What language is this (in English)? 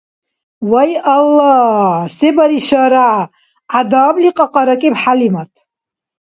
Dargwa